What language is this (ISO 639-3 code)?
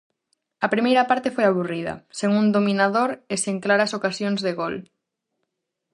glg